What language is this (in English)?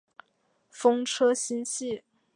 Chinese